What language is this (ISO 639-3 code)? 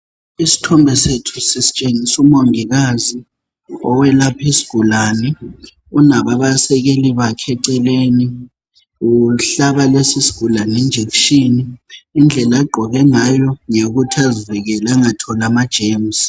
nde